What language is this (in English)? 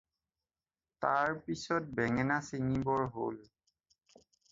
Assamese